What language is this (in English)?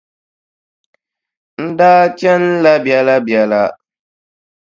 Dagbani